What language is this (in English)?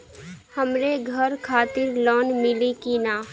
Bhojpuri